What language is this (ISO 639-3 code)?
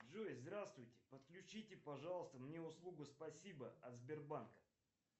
rus